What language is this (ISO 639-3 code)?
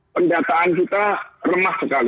ind